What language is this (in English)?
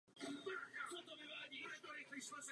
Czech